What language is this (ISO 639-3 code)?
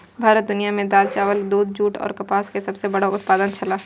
mai